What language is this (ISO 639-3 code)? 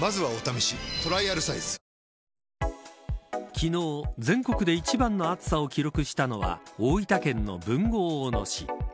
jpn